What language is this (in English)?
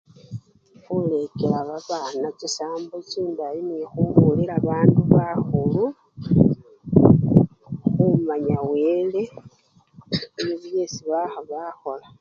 Luyia